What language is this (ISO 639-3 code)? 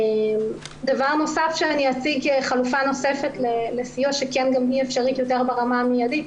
heb